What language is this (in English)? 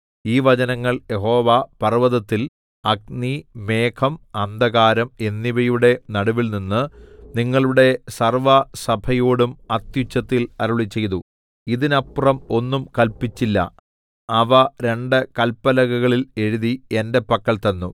Malayalam